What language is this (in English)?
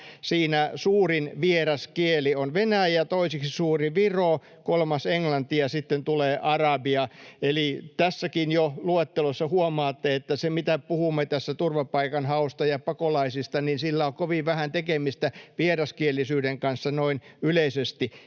Finnish